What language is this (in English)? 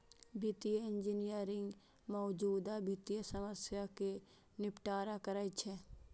Maithili